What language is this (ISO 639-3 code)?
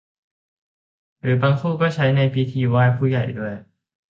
tha